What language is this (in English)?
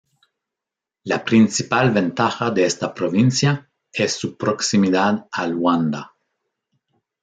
Spanish